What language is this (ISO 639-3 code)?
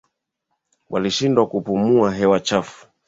swa